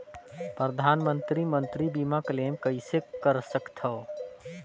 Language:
Chhattisgarhi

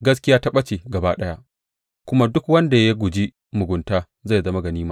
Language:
Hausa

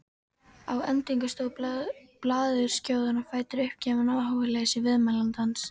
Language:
Icelandic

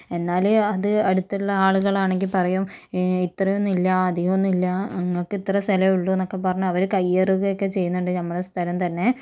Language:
Malayalam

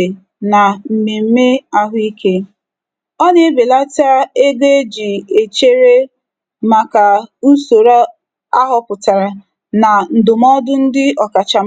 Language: Igbo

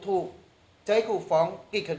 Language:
Thai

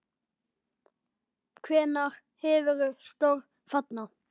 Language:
Icelandic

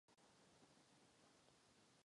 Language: Czech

